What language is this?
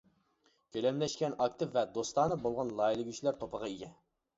Uyghur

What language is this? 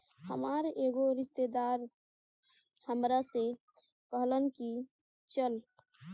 Bhojpuri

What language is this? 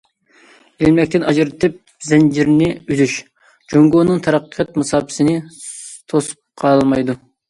Uyghur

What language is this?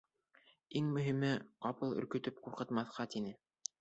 Bashkir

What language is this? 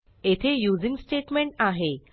Marathi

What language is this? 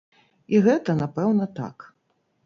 Belarusian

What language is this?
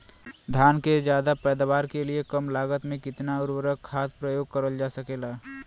Bhojpuri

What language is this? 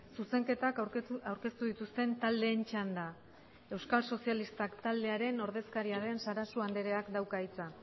Basque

